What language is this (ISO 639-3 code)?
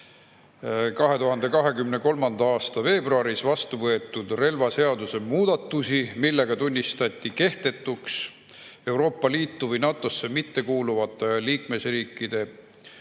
est